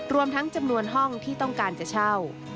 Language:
Thai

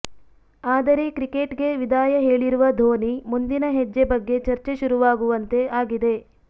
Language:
Kannada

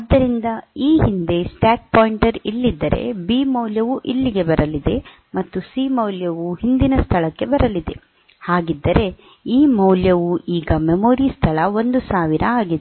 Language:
Kannada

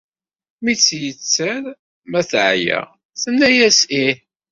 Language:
Kabyle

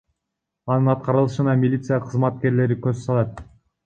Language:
Kyrgyz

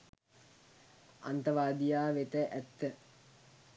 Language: Sinhala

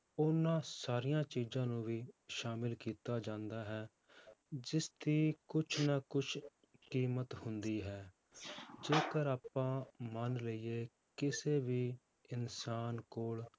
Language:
Punjabi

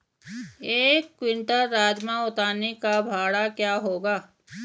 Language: Hindi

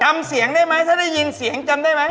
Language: Thai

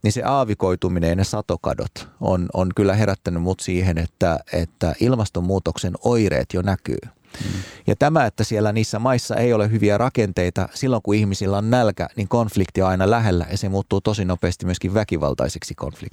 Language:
Finnish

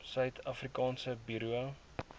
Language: Afrikaans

